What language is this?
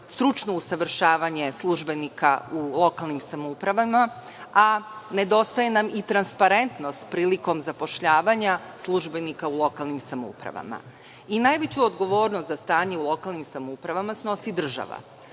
Serbian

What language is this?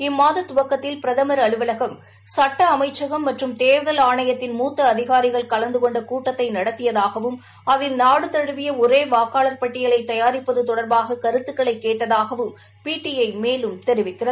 Tamil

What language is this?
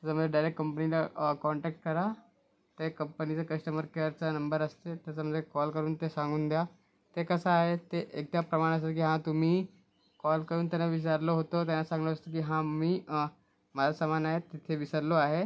Marathi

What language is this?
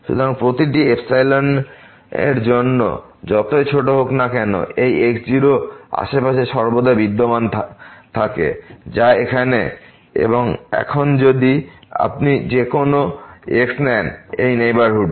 Bangla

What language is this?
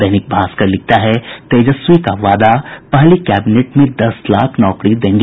Hindi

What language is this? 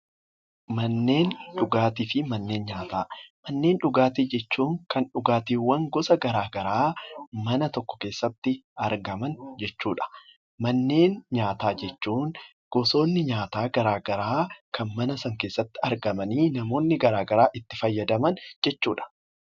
Oromo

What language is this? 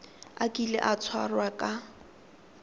Tswana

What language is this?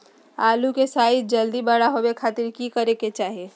Magahi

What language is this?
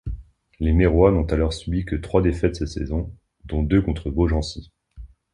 French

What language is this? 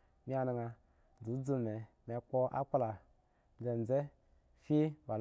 Eggon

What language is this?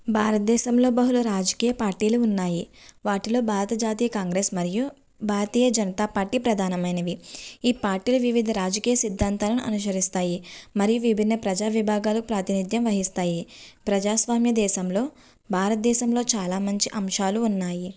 Telugu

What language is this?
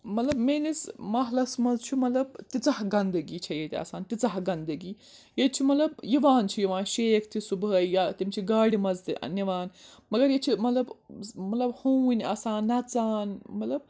Kashmiri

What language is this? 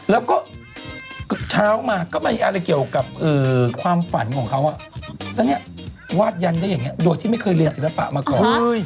Thai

